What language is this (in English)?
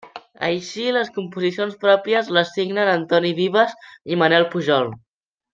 Catalan